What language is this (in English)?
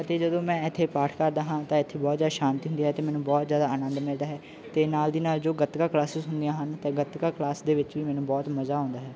Punjabi